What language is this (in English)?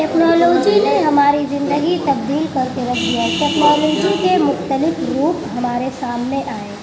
Urdu